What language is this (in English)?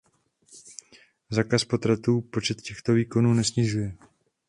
Czech